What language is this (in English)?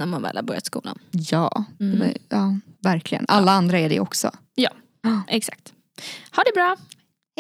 Swedish